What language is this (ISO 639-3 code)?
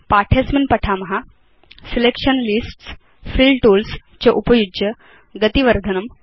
san